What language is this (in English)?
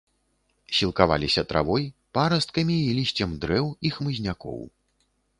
Belarusian